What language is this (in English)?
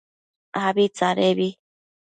Matsés